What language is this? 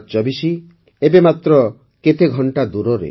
Odia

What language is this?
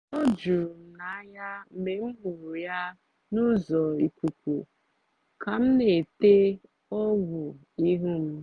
Igbo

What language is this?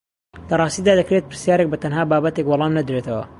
Central Kurdish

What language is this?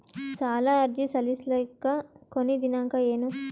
Kannada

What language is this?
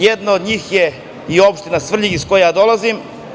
Serbian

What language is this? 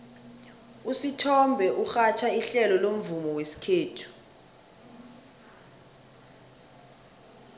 South Ndebele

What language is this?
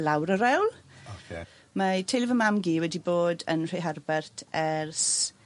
Welsh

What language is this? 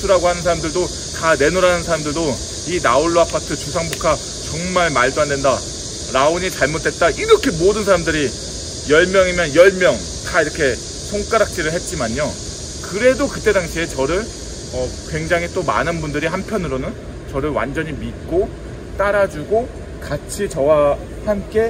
Korean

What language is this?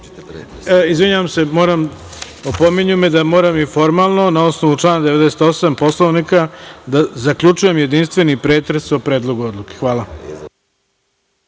Serbian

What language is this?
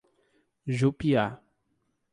Portuguese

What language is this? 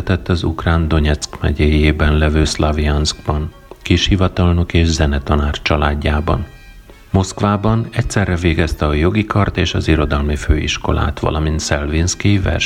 Hungarian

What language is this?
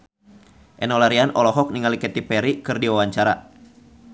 Sundanese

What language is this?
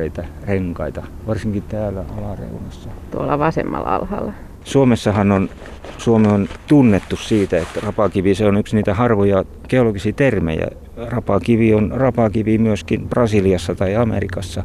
Finnish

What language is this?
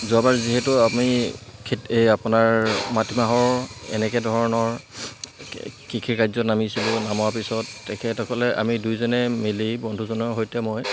Assamese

